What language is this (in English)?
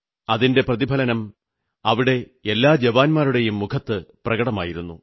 Malayalam